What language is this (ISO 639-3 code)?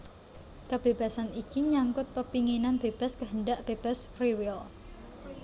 jav